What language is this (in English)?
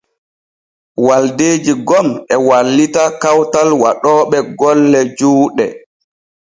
Borgu Fulfulde